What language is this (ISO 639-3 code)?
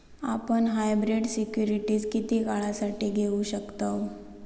mar